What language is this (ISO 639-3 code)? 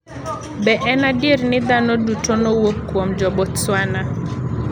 luo